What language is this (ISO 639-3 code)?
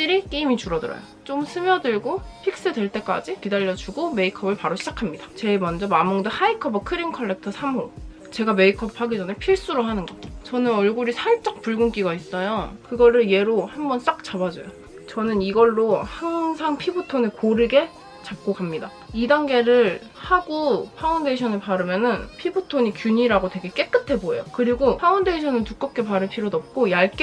kor